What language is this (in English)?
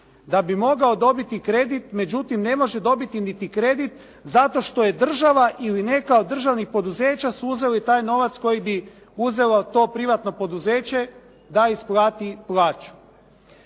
Croatian